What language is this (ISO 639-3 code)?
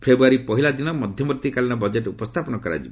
ori